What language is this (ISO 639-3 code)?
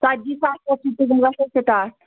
kas